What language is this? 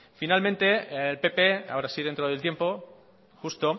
Spanish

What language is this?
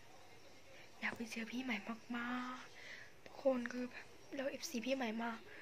Thai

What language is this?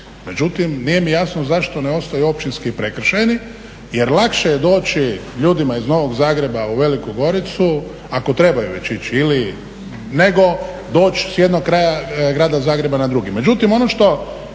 Croatian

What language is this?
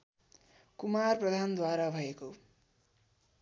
Nepali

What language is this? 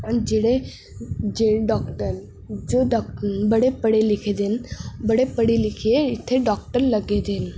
Dogri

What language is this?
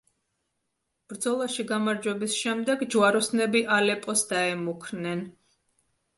Georgian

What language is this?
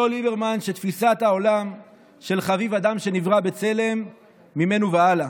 Hebrew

